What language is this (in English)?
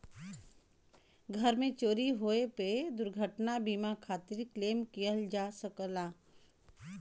Bhojpuri